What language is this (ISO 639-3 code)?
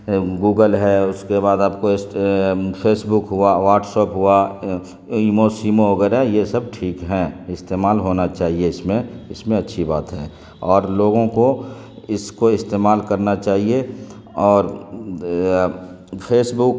urd